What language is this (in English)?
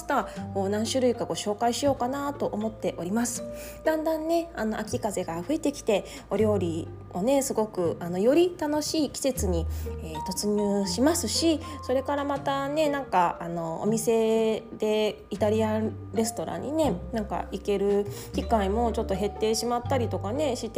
Japanese